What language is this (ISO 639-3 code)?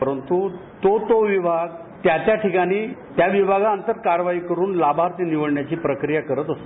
mar